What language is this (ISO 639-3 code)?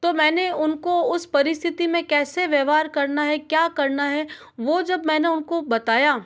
hin